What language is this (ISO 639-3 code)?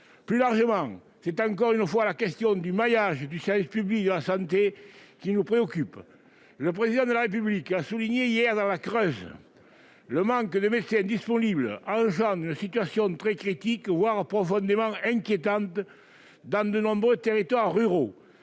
fra